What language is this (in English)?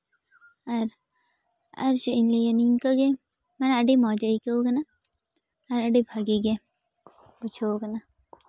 Santali